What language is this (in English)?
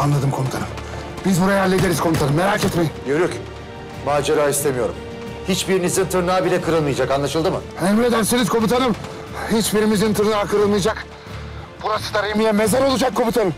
Turkish